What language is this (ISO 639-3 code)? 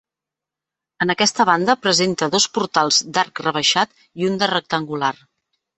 cat